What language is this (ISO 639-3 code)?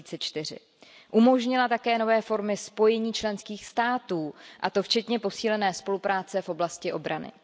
ces